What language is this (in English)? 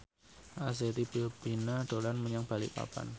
Javanese